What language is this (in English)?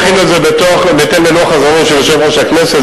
Hebrew